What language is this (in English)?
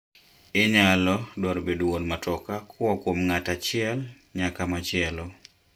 Luo (Kenya and Tanzania)